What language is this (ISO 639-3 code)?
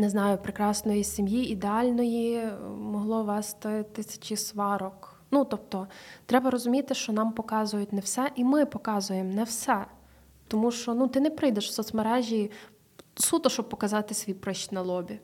ukr